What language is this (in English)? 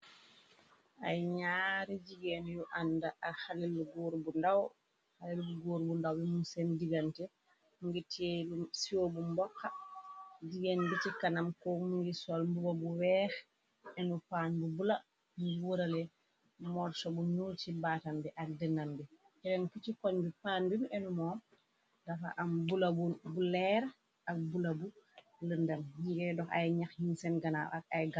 Wolof